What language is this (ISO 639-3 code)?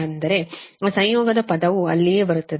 kan